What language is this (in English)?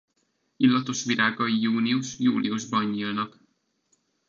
Hungarian